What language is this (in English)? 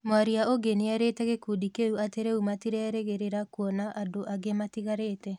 Kikuyu